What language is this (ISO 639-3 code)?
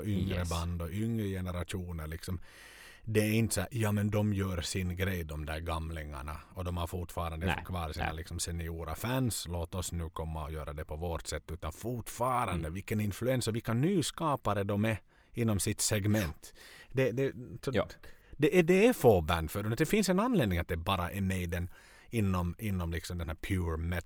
swe